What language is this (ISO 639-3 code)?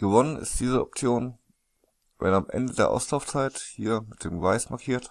deu